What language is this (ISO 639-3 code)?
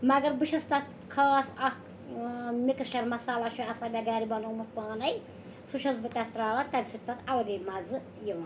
kas